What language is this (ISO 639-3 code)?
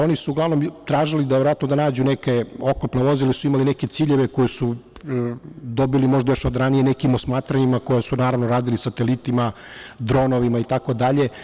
srp